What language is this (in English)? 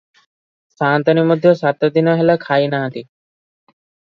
Odia